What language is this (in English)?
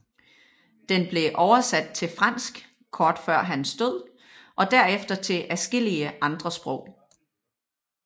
Danish